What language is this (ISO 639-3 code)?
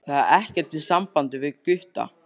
isl